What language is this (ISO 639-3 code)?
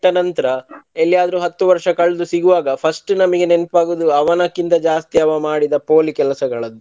kan